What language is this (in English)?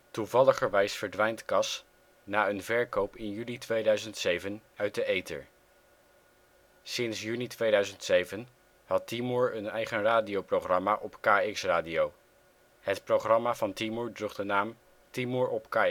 Dutch